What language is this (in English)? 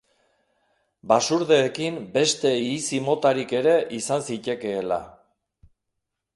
Basque